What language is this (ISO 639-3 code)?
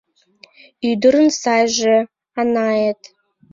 chm